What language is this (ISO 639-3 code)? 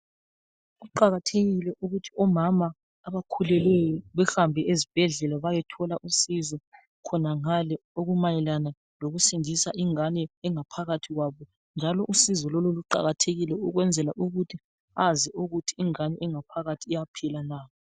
nde